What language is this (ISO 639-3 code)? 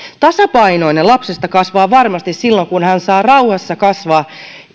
fin